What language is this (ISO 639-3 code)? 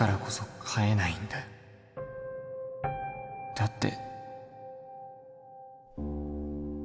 jpn